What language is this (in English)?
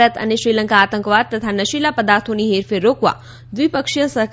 Gujarati